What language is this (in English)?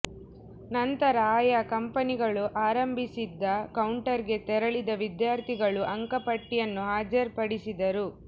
Kannada